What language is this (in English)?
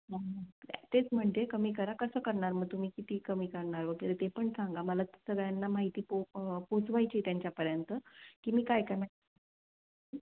Marathi